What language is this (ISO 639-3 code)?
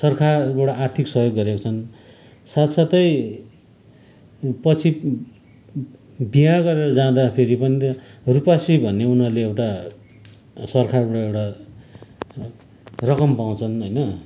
nep